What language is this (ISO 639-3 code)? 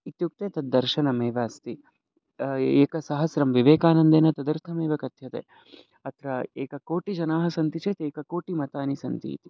san